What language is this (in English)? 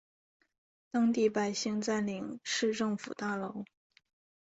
Chinese